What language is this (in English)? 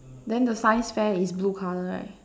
English